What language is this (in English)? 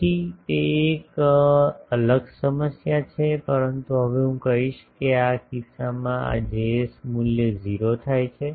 Gujarati